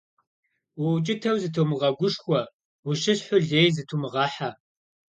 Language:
Kabardian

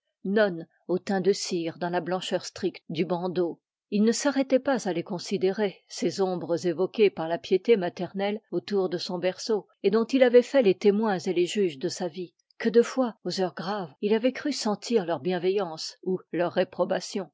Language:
French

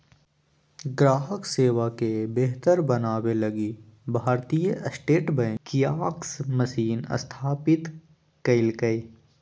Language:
Magahi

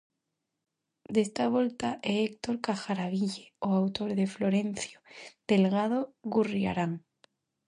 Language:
Galician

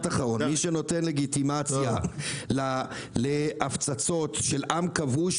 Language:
Hebrew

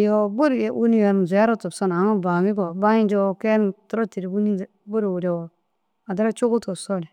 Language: Dazaga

